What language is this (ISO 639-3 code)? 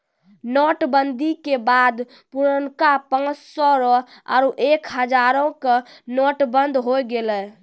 mai